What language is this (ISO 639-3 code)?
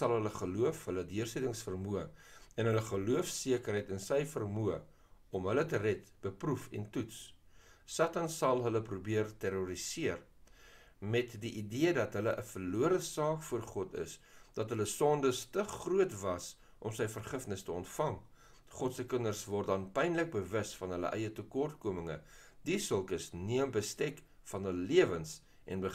nld